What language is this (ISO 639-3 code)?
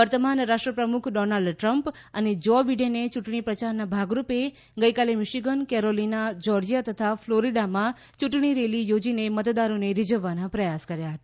guj